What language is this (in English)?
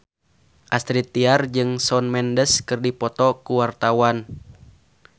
Sundanese